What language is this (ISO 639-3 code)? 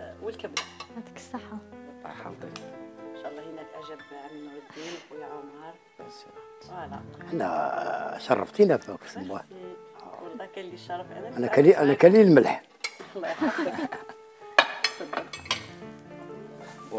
ara